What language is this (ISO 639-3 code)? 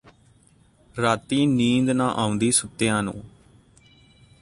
pan